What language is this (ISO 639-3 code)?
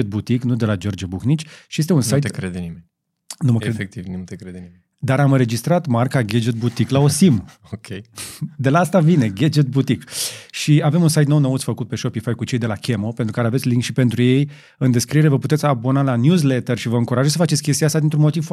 ron